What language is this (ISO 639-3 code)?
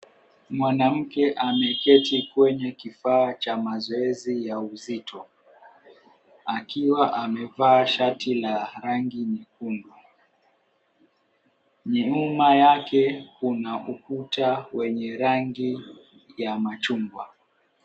swa